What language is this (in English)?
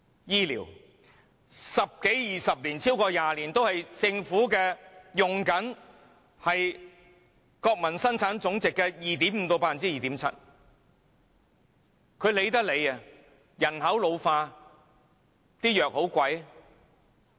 Cantonese